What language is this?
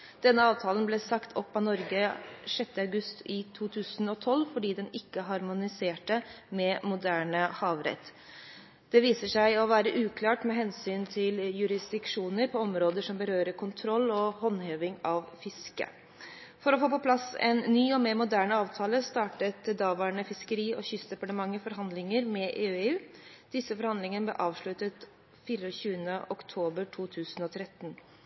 Norwegian Bokmål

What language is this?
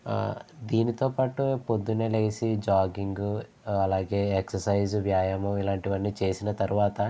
Telugu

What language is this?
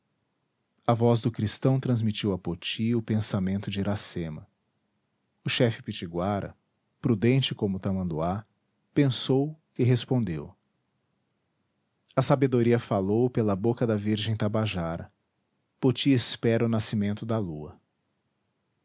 Portuguese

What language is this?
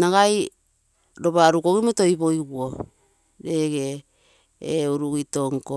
Terei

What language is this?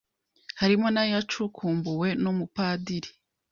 Kinyarwanda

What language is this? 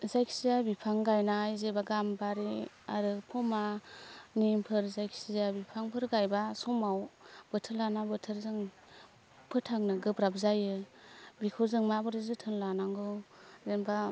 Bodo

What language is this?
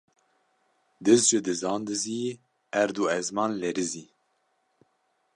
Kurdish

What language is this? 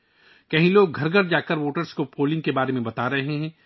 Urdu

